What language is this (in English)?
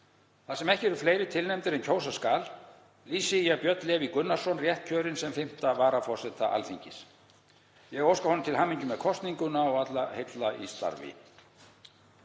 Icelandic